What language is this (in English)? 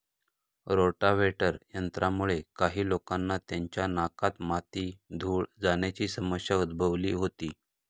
Marathi